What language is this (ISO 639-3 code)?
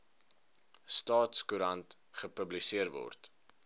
afr